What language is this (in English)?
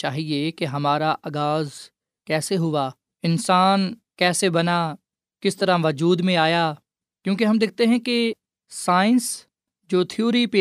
Urdu